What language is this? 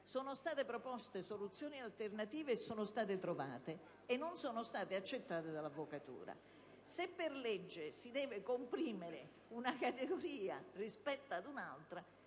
Italian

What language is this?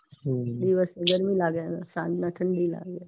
Gujarati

